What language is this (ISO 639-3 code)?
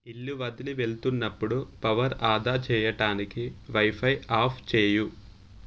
tel